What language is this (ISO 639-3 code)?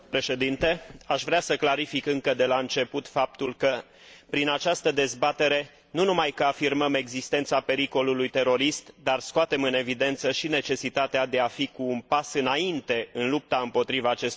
ron